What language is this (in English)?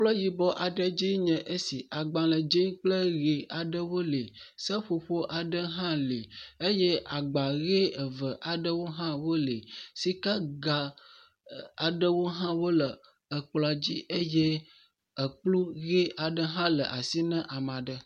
Ewe